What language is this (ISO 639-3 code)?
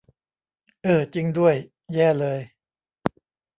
tha